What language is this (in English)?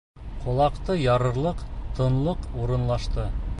Bashkir